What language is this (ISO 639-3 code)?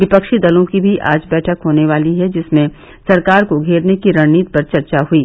hin